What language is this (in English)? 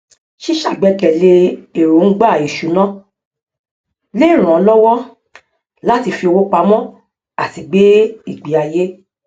Yoruba